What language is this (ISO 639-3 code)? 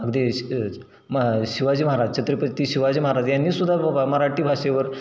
mar